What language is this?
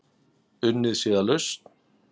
Icelandic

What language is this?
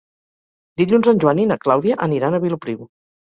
Catalan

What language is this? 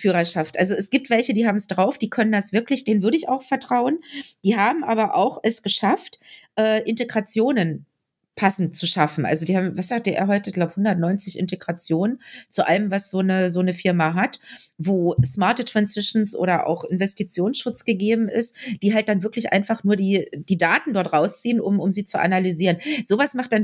German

